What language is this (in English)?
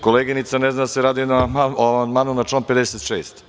Serbian